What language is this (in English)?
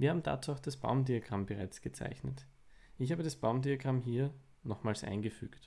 German